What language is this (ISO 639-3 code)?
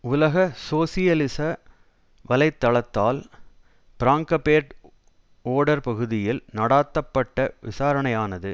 tam